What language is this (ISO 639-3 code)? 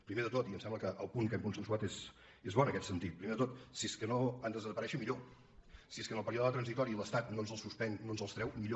cat